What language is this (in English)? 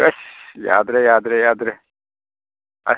Manipuri